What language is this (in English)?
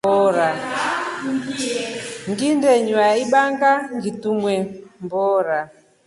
Rombo